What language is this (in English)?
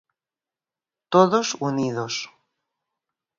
Galician